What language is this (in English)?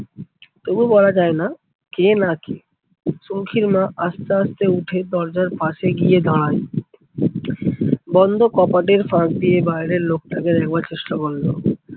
Bangla